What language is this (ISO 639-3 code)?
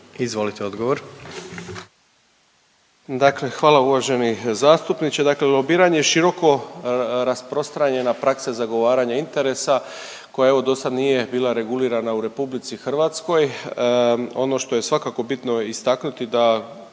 hrv